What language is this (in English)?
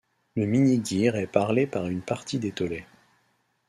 French